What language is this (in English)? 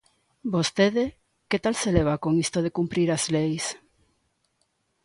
Galician